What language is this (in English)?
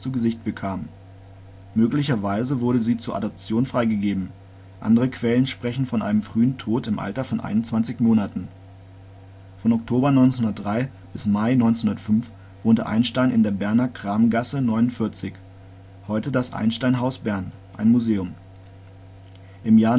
German